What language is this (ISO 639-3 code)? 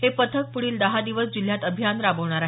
mar